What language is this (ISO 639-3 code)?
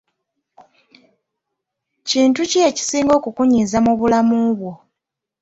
lug